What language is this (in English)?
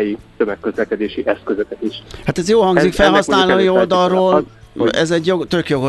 Hungarian